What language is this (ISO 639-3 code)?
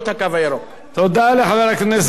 heb